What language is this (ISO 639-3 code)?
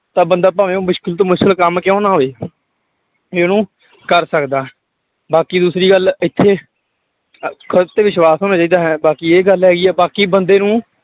pan